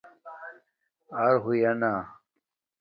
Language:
Domaaki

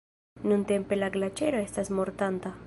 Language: Esperanto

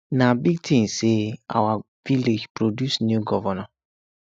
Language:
Nigerian Pidgin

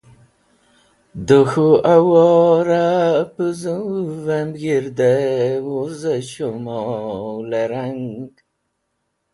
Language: Wakhi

